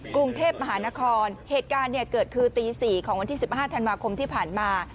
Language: Thai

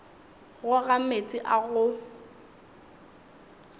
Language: Northern Sotho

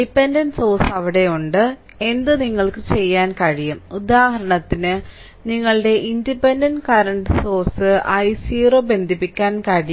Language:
Malayalam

